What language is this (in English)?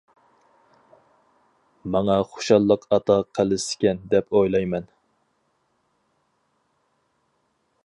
Uyghur